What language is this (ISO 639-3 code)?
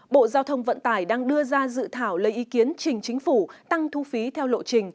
vie